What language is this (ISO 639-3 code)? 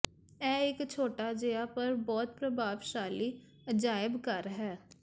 pan